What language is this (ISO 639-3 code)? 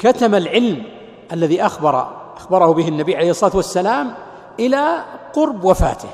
ara